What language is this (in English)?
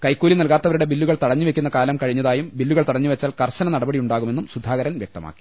Malayalam